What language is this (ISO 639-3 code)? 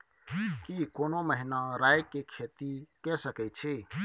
mai